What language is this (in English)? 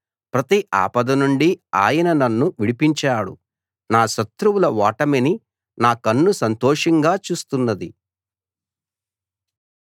Telugu